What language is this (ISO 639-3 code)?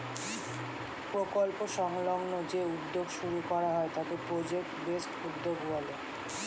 ben